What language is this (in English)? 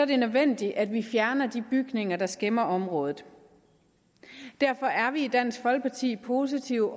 Danish